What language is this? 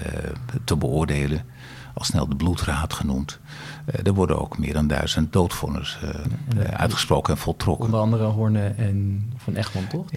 Dutch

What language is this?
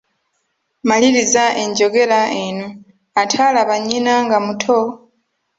Ganda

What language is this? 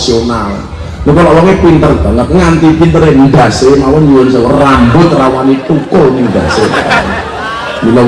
Indonesian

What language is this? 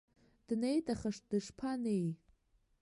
Abkhazian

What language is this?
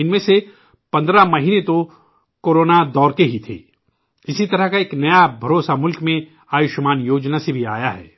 Urdu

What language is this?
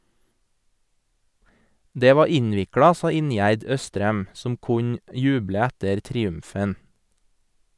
Norwegian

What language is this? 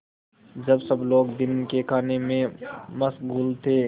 Hindi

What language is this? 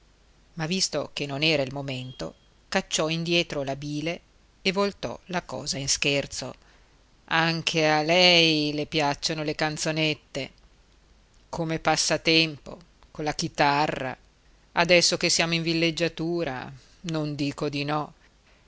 Italian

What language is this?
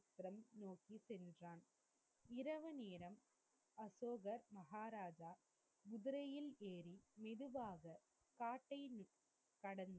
Tamil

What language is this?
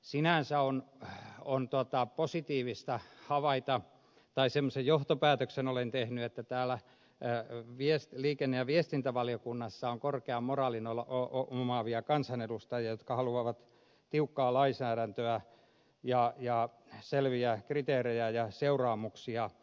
Finnish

